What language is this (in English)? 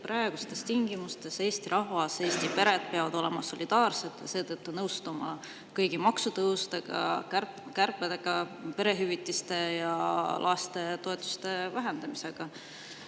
Estonian